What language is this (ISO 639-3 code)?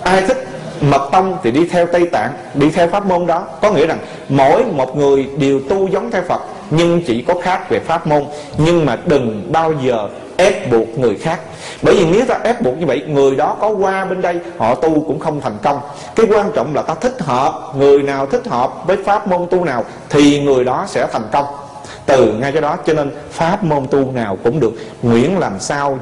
vie